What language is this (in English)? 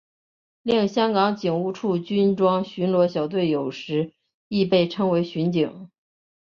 Chinese